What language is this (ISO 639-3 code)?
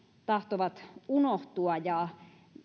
fin